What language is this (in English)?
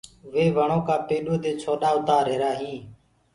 Gurgula